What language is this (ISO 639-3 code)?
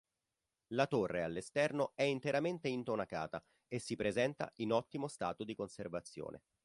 ita